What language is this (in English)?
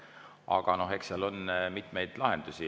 Estonian